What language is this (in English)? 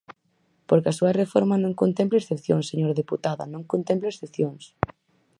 Galician